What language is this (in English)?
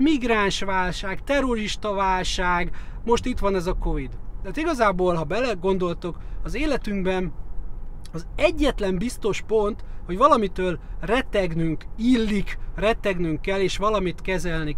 Hungarian